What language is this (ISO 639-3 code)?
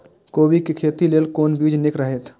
mai